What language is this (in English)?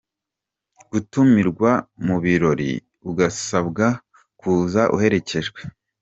Kinyarwanda